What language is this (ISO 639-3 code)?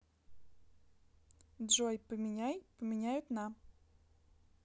rus